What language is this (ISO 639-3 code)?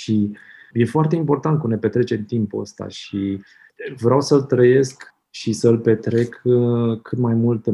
ron